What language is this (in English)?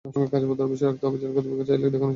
Bangla